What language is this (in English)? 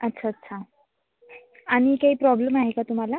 Marathi